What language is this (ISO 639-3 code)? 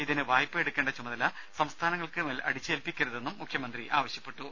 mal